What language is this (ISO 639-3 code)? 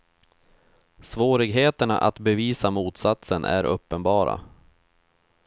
swe